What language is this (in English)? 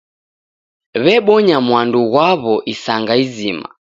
Taita